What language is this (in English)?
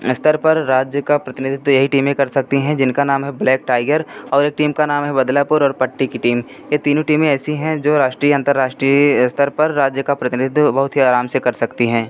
Hindi